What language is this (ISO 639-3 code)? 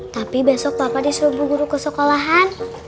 ind